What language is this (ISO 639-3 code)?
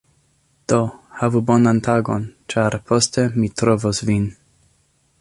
epo